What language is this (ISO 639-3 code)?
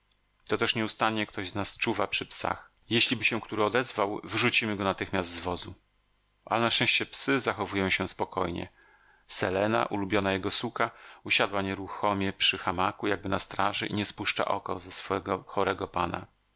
pol